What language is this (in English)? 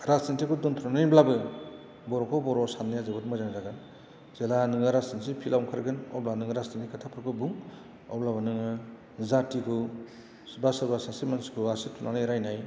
Bodo